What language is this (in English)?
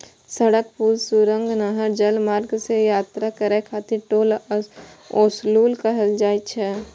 Maithili